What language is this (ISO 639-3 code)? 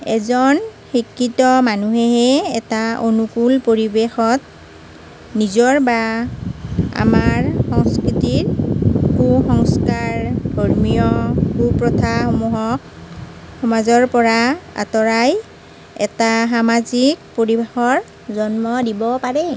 asm